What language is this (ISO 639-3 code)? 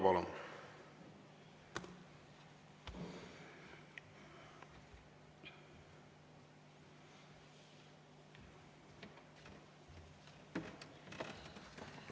est